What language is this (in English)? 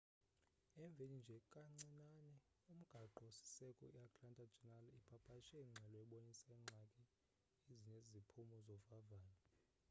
Xhosa